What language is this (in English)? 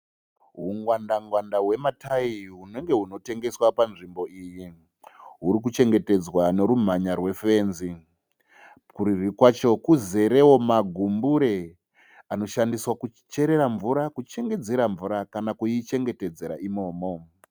Shona